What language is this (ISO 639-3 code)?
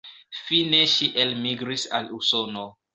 epo